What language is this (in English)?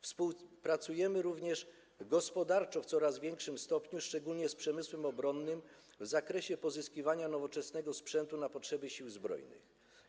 Polish